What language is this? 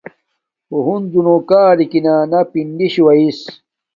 Domaaki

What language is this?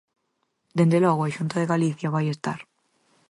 Galician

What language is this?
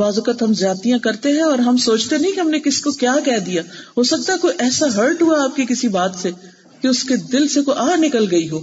Urdu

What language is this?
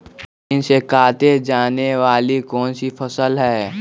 Magahi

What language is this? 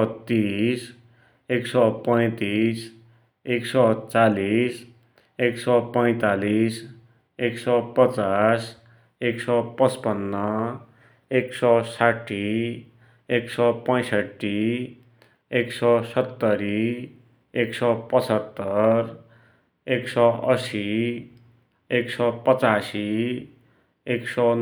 Dotyali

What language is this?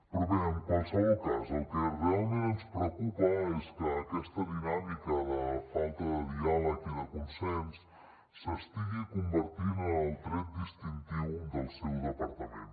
Catalan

